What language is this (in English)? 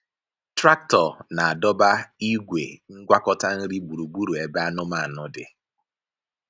Igbo